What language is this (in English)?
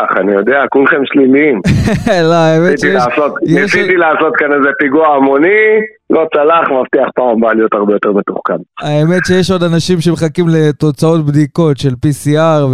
Hebrew